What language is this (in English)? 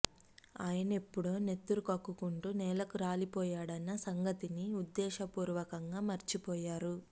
Telugu